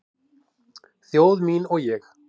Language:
Icelandic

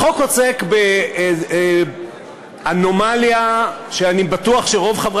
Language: Hebrew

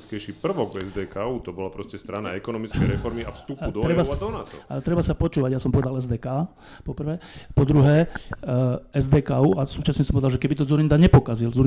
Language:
Slovak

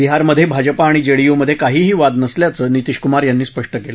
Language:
Marathi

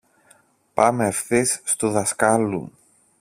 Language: Greek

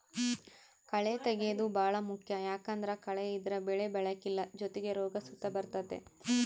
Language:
Kannada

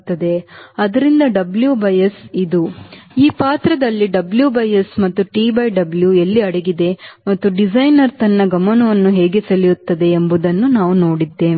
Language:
Kannada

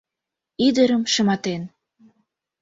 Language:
Mari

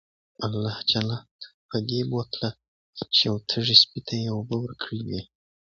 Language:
Pashto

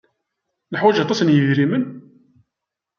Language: Kabyle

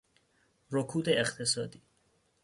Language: Persian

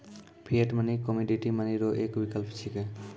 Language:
Maithili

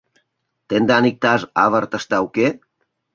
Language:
Mari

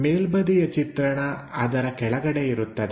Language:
Kannada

